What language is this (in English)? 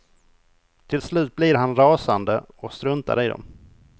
Swedish